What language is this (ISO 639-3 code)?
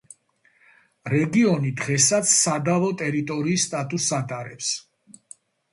kat